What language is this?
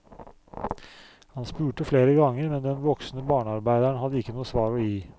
Norwegian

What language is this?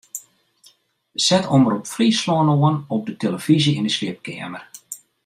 Western Frisian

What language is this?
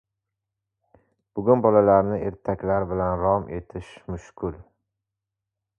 Uzbek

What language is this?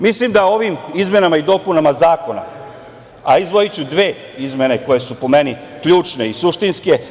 Serbian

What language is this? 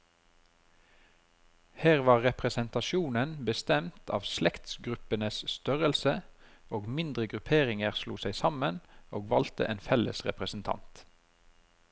Norwegian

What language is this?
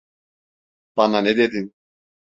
Turkish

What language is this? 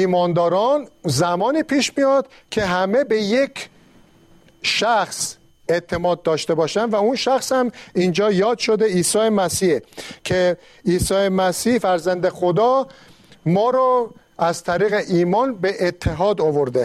Persian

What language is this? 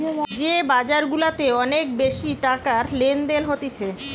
Bangla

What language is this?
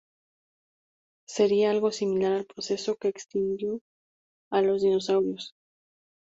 Spanish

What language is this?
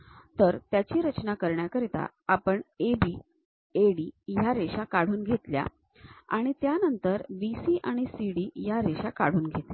Marathi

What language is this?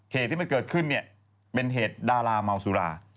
Thai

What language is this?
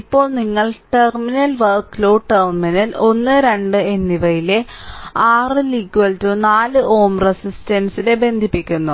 Malayalam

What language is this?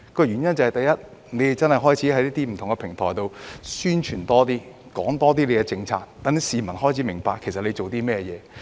Cantonese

